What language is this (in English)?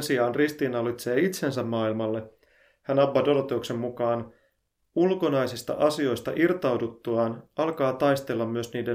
Finnish